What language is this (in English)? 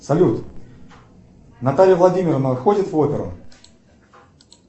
Russian